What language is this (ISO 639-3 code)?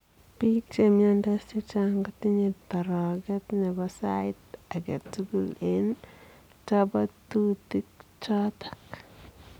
kln